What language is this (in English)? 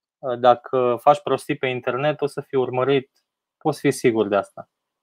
Romanian